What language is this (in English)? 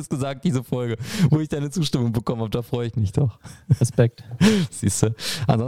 German